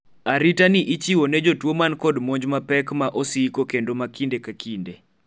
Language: Luo (Kenya and Tanzania)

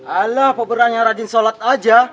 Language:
Indonesian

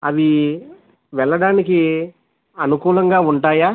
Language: Telugu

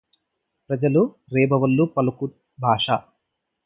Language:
Telugu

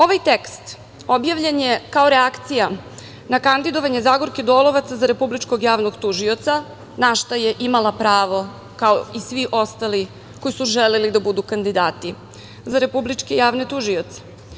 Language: Serbian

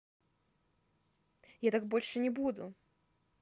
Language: Russian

